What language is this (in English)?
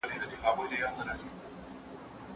Pashto